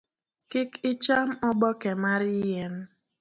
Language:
Luo (Kenya and Tanzania)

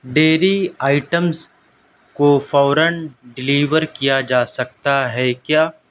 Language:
Urdu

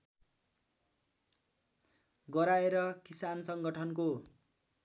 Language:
Nepali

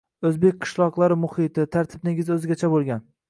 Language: Uzbek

